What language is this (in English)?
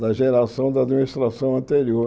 Portuguese